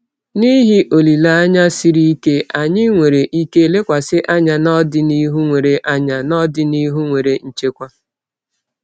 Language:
Igbo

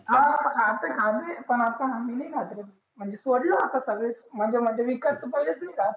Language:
Marathi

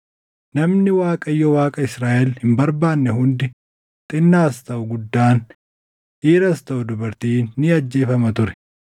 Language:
Oromo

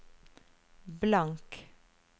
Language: Norwegian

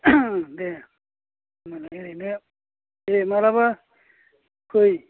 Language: Bodo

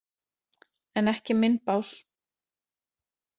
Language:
Icelandic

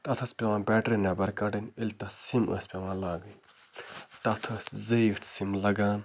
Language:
Kashmiri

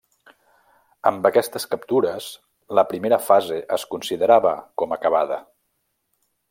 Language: Catalan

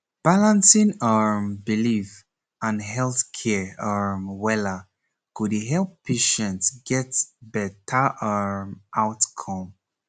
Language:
Nigerian Pidgin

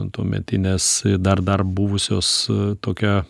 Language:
Lithuanian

